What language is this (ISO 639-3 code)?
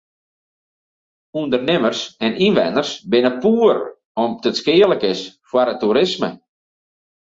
fry